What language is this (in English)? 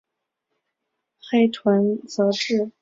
Chinese